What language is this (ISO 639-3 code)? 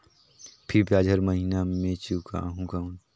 hne